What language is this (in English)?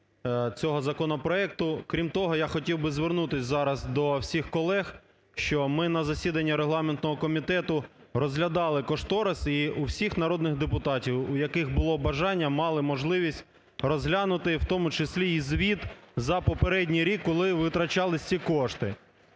Ukrainian